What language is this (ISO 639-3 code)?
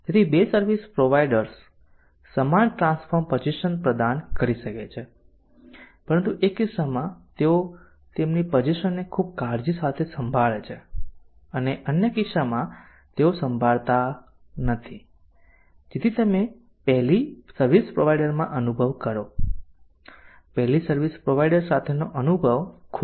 guj